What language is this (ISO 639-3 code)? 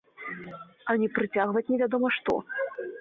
bel